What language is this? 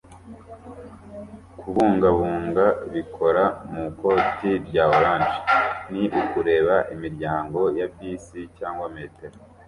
Kinyarwanda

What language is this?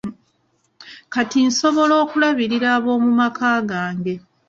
Ganda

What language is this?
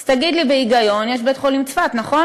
Hebrew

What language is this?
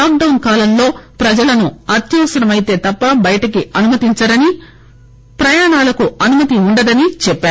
Telugu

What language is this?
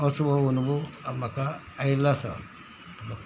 Konkani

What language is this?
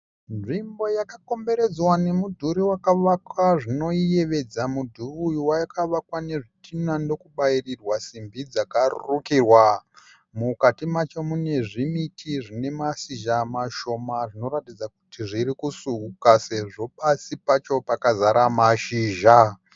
Shona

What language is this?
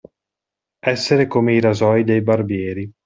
Italian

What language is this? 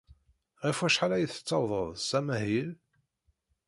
Kabyle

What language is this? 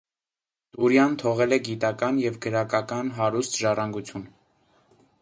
Armenian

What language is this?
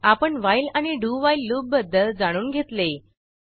Marathi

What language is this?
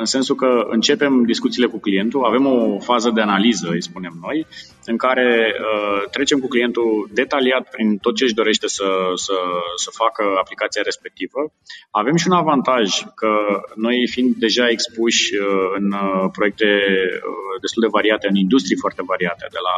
Romanian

